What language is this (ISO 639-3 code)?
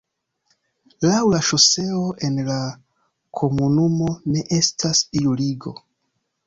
epo